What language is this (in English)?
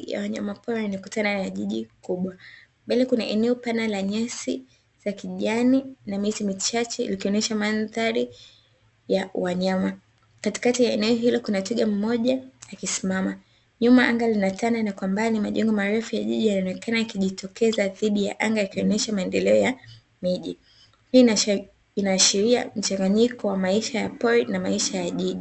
Swahili